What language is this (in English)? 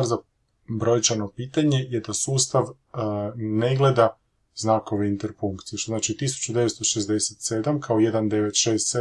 Croatian